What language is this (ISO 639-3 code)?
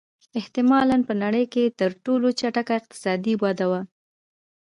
pus